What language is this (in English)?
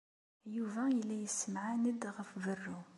Kabyle